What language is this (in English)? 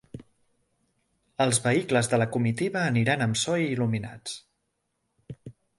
Catalan